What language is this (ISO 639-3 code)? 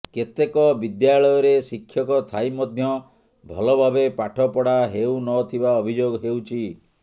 ori